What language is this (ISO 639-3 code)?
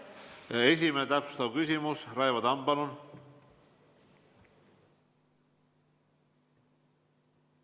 est